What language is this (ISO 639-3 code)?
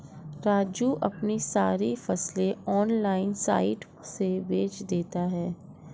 hin